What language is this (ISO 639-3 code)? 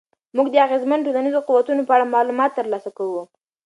pus